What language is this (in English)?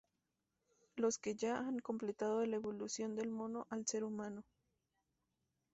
Spanish